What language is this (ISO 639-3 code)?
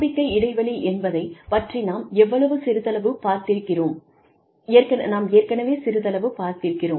tam